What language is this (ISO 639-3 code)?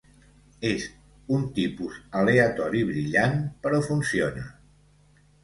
cat